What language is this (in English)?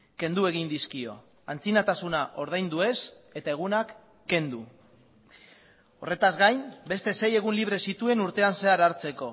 Basque